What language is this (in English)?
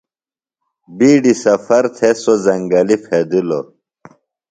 Phalura